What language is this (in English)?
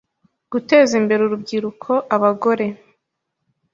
Kinyarwanda